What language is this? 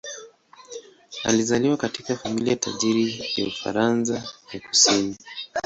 Swahili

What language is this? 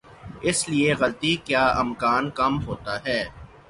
Urdu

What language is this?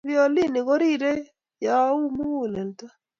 Kalenjin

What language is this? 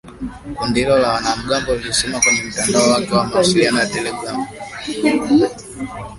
Swahili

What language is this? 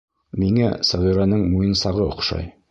Bashkir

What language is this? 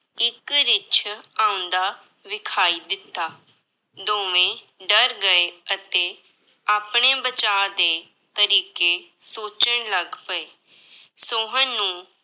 Punjabi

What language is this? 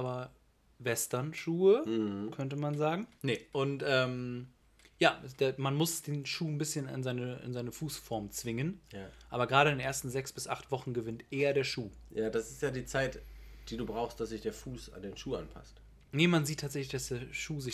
German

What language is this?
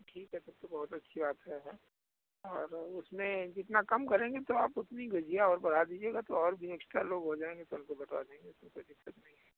Hindi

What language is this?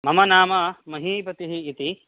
Sanskrit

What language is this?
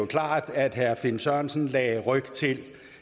Danish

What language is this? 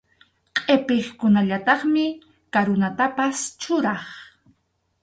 Arequipa-La Unión Quechua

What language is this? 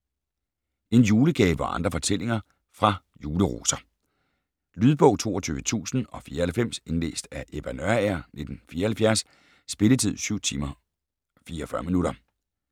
Danish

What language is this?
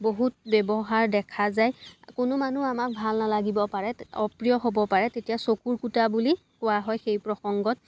Assamese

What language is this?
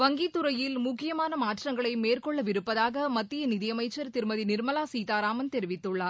Tamil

